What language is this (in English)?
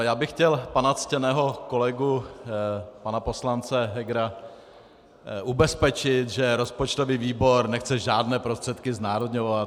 Czech